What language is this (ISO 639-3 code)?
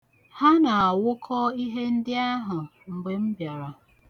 ibo